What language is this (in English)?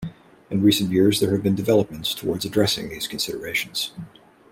English